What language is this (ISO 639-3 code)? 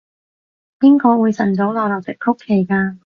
yue